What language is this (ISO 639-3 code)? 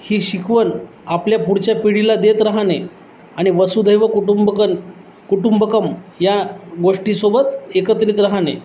mar